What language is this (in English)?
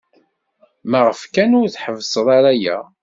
Kabyle